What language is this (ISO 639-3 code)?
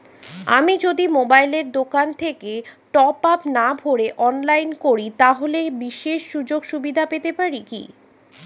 ben